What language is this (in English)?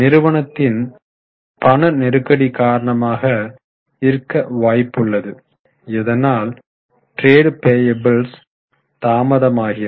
Tamil